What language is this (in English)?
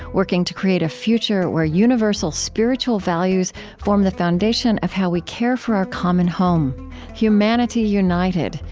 English